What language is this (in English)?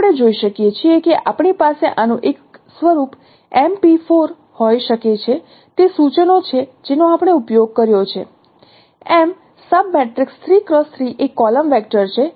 Gujarati